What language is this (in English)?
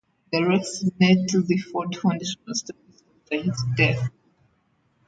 English